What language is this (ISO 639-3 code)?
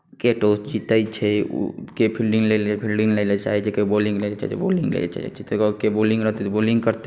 mai